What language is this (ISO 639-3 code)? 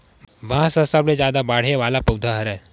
hne